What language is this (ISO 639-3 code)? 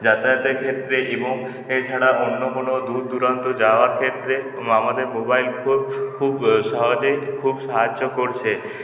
ben